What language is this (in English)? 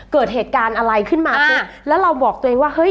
Thai